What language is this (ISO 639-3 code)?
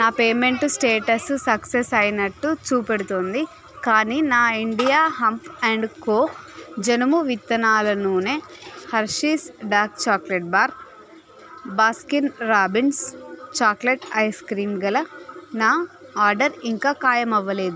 tel